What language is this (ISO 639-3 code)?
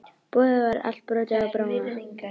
isl